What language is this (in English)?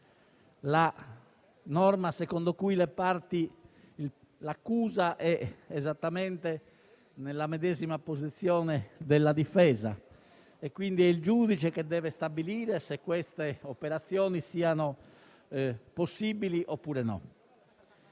Italian